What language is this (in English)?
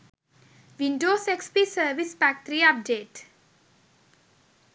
Sinhala